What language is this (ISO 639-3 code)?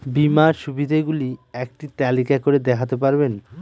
ben